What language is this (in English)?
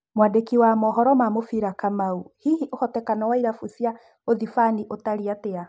Kikuyu